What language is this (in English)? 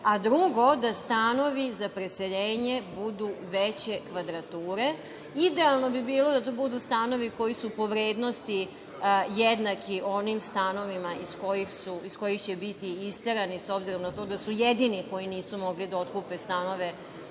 Serbian